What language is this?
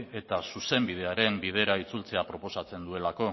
Basque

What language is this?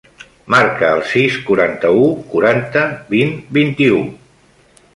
Catalan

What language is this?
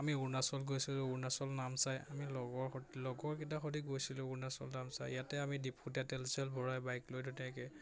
Assamese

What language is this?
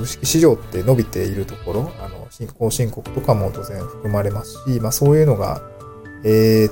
Japanese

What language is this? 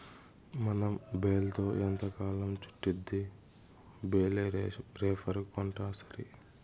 Telugu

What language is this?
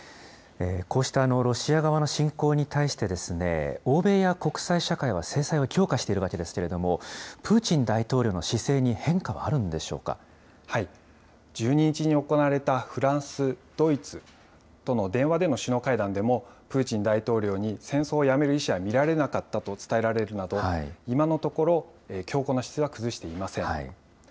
Japanese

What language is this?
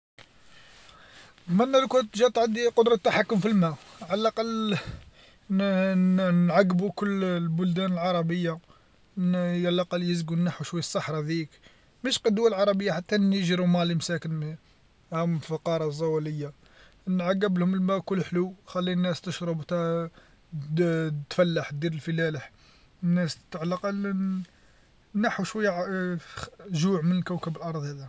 Algerian Arabic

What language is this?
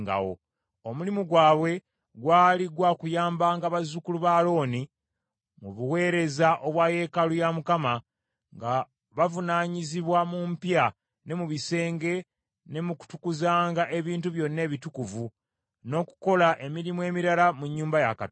Ganda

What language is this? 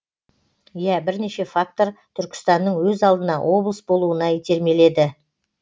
Kazakh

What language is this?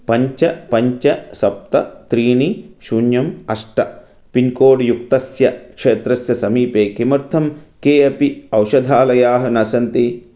Sanskrit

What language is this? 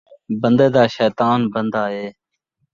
Saraiki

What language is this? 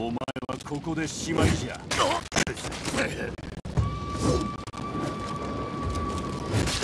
Japanese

